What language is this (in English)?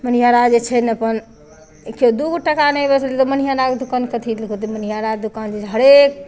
Maithili